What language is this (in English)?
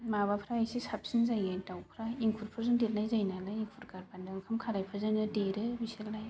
Bodo